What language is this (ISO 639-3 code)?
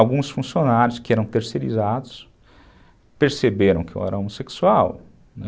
por